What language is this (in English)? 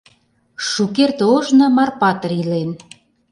Mari